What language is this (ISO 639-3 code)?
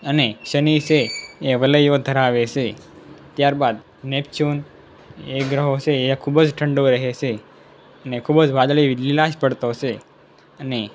guj